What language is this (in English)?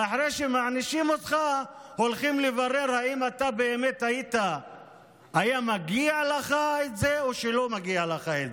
Hebrew